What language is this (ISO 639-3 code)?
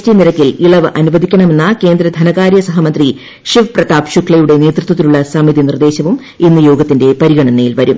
mal